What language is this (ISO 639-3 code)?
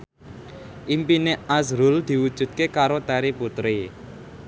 jav